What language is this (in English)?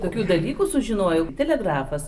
Lithuanian